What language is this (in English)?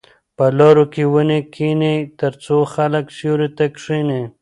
Pashto